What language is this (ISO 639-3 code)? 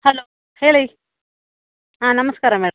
kan